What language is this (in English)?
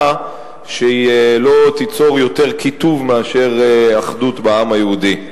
Hebrew